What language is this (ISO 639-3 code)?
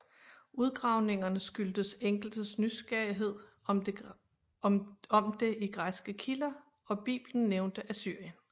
dan